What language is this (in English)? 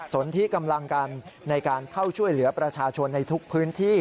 Thai